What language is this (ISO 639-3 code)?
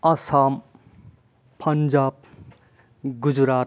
brx